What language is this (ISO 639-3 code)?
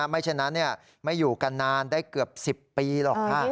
tha